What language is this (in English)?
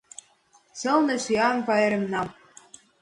Mari